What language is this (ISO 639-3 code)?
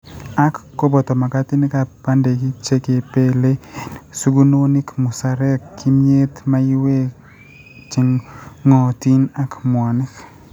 kln